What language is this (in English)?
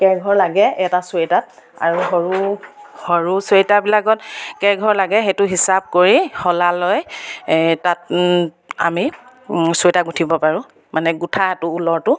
Assamese